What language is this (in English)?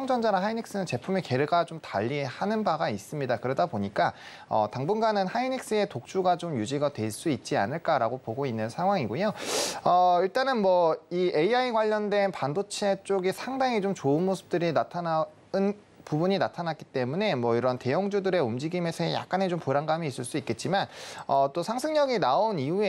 Korean